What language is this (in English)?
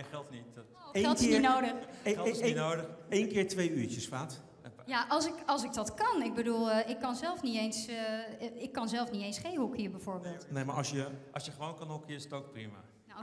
Dutch